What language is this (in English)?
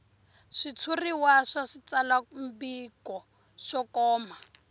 Tsonga